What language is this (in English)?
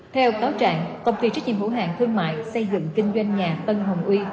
Vietnamese